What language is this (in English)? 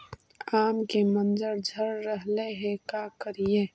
Magahi